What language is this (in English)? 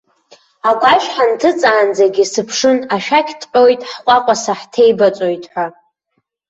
Abkhazian